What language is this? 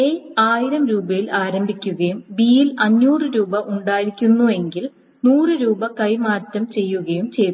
Malayalam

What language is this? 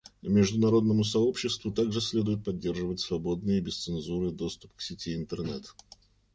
Russian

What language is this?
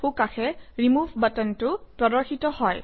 Assamese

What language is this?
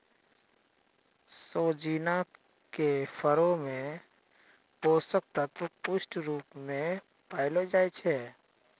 Maithili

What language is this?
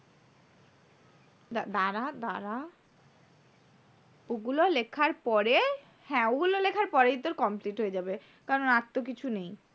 Bangla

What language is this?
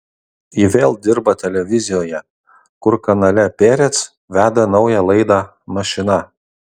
Lithuanian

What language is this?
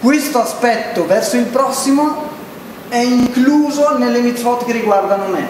Italian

